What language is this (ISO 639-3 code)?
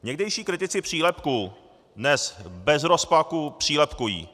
ces